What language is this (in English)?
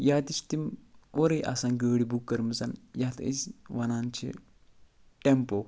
Kashmiri